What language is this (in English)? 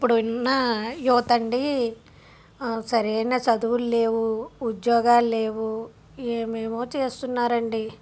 Telugu